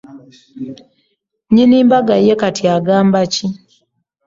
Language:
Ganda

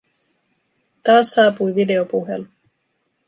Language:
Finnish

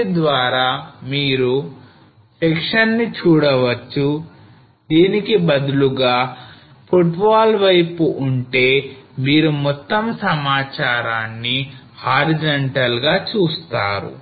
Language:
Telugu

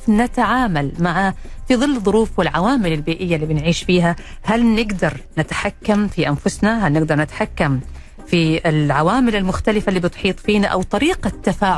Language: Arabic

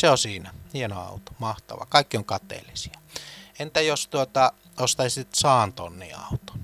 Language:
Finnish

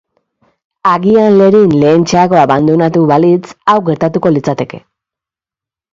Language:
Basque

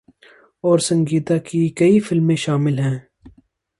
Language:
Urdu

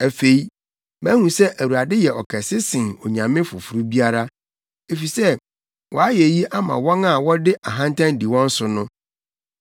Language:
Akan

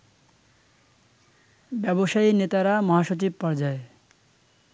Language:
Bangla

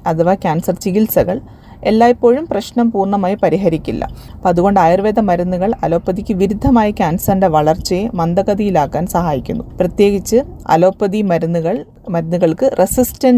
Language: Malayalam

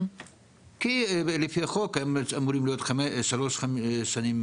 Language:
Hebrew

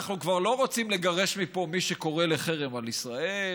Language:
Hebrew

